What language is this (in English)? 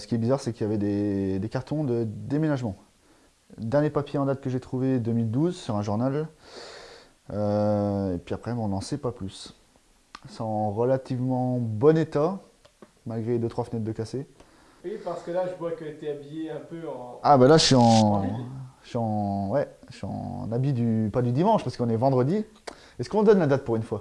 French